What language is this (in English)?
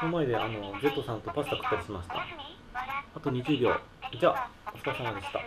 Japanese